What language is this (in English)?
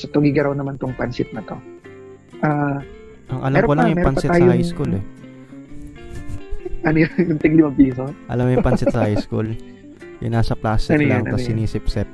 Filipino